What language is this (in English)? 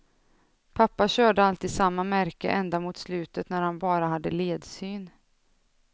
Swedish